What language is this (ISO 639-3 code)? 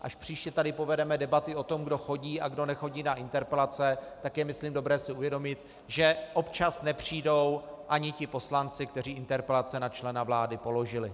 ces